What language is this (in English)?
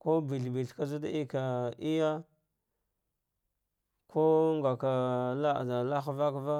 Dghwede